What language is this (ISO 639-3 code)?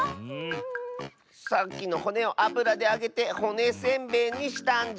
jpn